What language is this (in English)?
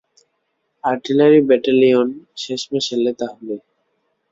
Bangla